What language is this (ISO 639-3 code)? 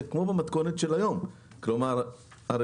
heb